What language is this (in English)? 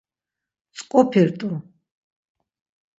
Laz